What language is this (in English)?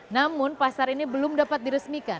Indonesian